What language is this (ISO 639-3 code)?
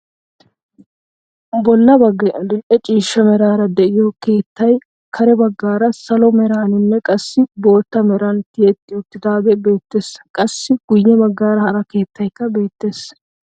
wal